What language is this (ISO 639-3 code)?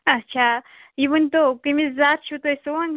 kas